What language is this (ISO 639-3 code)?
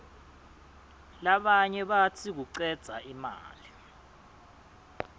ssw